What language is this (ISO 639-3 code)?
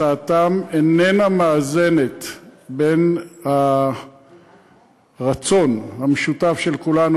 heb